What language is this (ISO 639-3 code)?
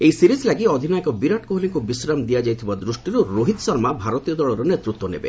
ori